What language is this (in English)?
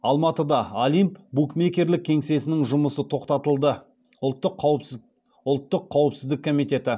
Kazakh